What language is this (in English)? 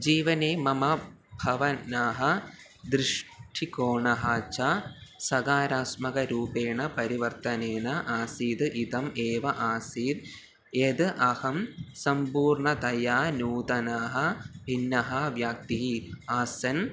Sanskrit